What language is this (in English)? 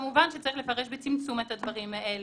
Hebrew